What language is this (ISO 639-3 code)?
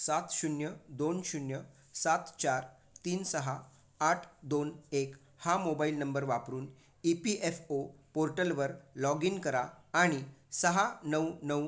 mar